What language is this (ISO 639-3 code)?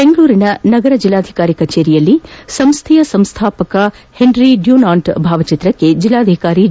kan